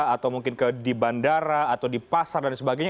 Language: Indonesian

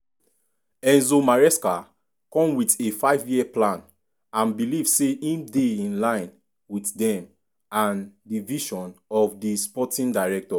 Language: Nigerian Pidgin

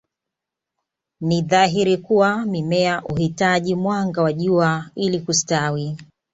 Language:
Swahili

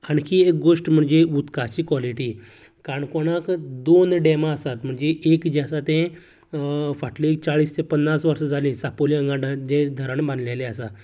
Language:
Konkani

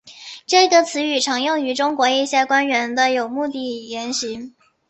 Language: Chinese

